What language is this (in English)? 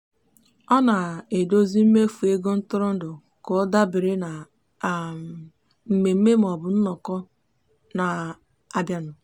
Igbo